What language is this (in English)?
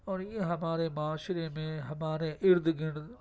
Urdu